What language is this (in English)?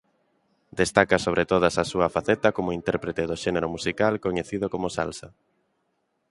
Galician